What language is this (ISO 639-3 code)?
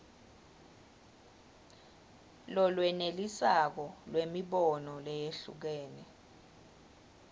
ssw